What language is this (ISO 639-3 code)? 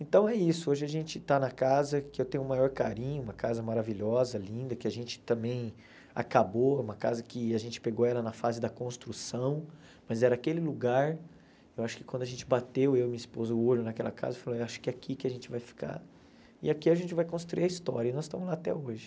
por